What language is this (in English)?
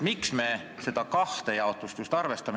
Estonian